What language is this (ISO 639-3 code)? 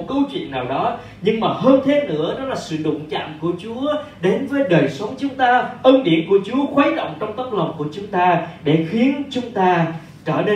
vie